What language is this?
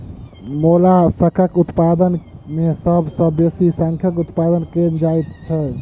Maithili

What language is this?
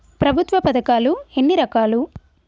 Telugu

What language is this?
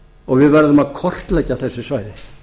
Icelandic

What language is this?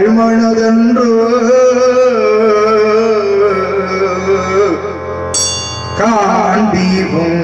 Arabic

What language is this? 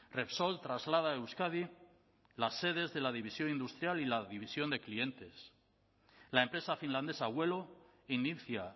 Spanish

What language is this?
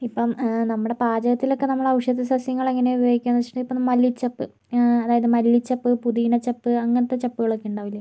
Malayalam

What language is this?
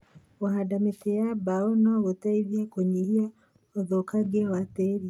Kikuyu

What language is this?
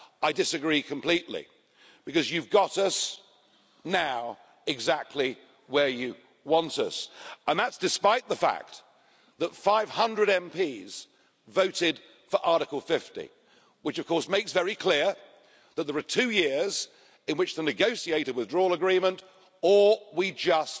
English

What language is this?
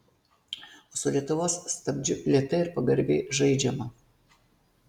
Lithuanian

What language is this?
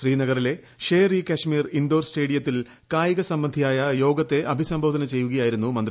Malayalam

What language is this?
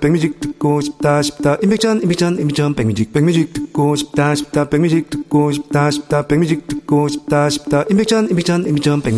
Korean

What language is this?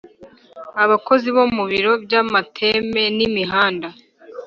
Kinyarwanda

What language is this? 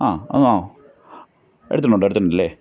Malayalam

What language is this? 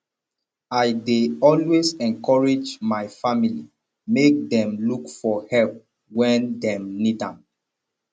Nigerian Pidgin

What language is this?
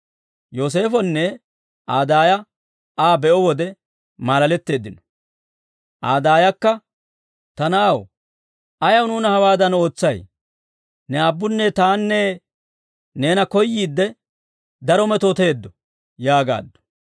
Dawro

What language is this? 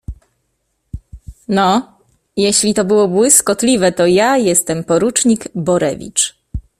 Polish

